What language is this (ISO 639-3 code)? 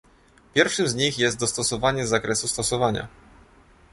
pol